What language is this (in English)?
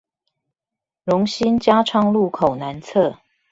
Chinese